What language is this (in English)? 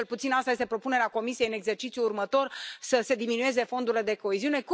Romanian